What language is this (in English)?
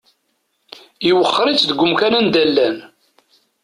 Kabyle